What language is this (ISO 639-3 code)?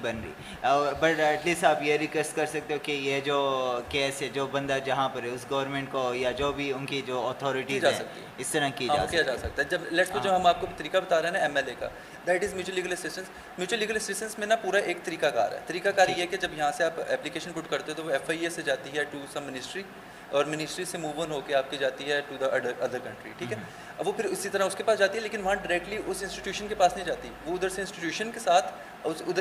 urd